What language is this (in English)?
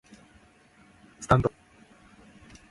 Japanese